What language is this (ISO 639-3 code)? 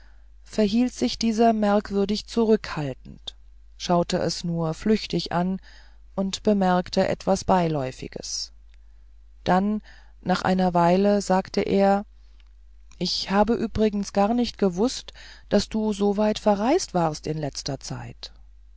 deu